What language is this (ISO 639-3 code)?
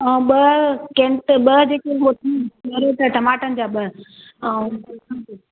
snd